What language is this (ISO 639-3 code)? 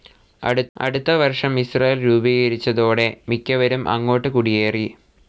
mal